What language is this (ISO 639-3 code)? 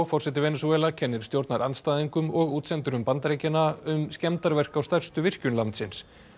isl